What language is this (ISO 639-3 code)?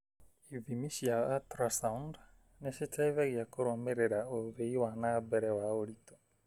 kik